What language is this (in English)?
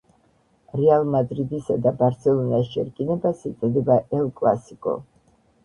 Georgian